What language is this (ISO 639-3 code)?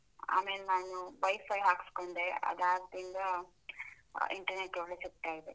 kan